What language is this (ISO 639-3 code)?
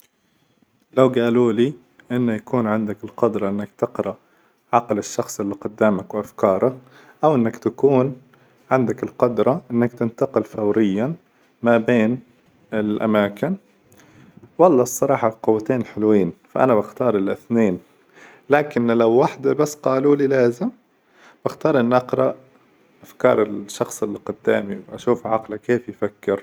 acw